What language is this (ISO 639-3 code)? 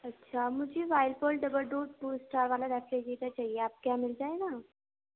urd